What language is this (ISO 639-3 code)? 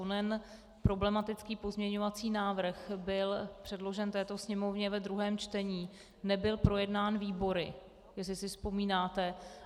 ces